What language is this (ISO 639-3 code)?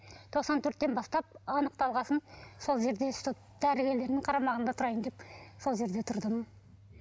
kaz